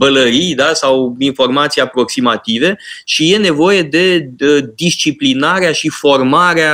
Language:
Romanian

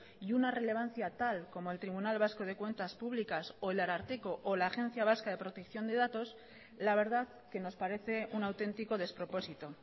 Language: Spanish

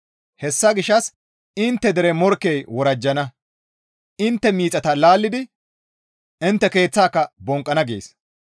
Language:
Gamo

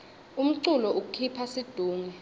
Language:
Swati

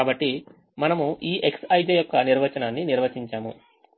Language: Telugu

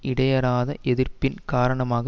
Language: Tamil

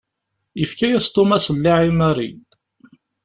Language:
Kabyle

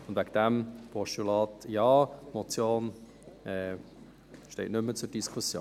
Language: Swiss German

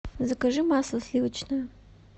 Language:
Russian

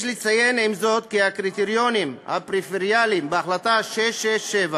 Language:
Hebrew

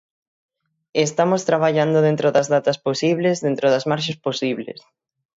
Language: Galician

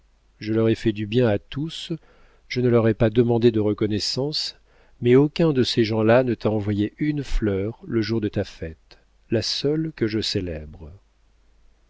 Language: French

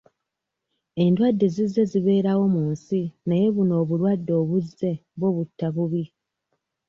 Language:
Ganda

